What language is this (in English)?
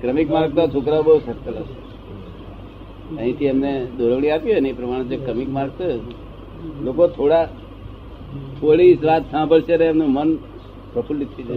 Gujarati